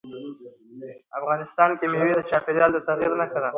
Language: Pashto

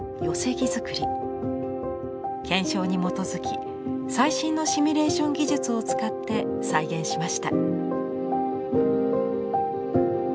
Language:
Japanese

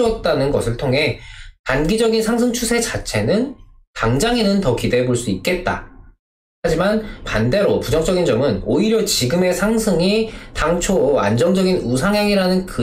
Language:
Korean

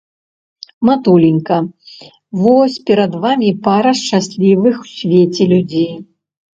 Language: Belarusian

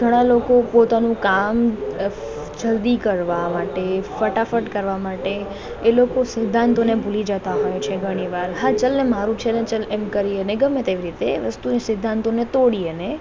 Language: Gujarati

